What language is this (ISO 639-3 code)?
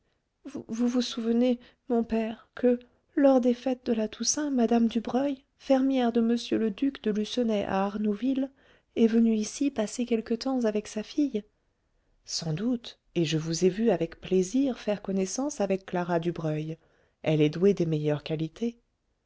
fra